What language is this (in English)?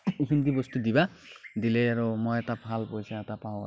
Assamese